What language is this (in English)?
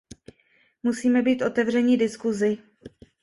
Czech